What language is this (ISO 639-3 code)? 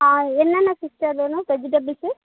tam